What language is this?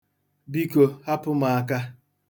Igbo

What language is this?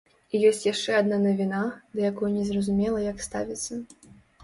Belarusian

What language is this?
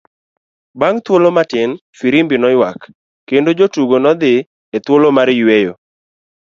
Luo (Kenya and Tanzania)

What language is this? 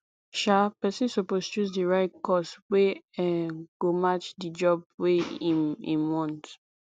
Nigerian Pidgin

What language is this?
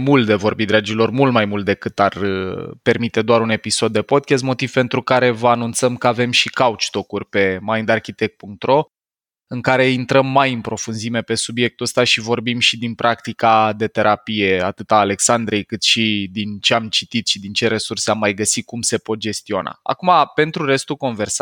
Romanian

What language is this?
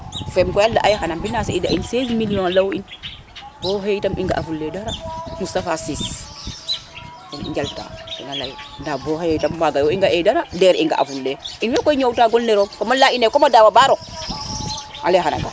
Serer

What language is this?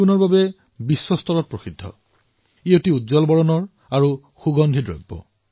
Assamese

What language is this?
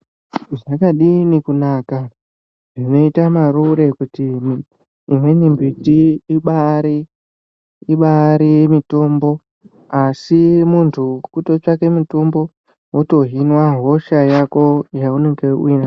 Ndau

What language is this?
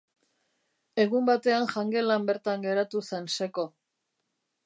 Basque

